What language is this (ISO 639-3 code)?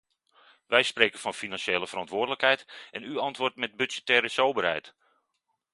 nld